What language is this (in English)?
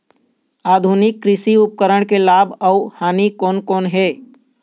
Chhattisgarhi